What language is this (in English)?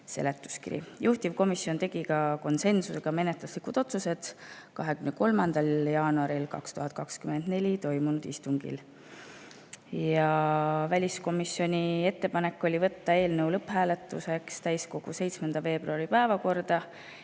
Estonian